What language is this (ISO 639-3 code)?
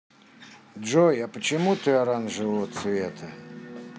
rus